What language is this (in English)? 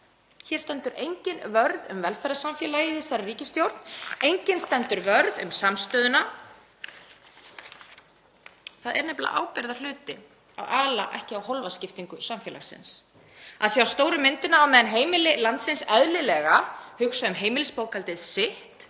Icelandic